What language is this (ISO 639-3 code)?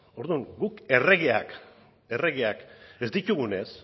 eus